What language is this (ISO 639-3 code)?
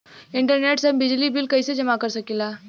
bho